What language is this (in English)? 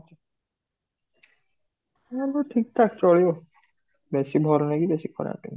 Odia